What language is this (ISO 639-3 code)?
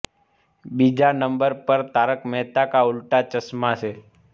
guj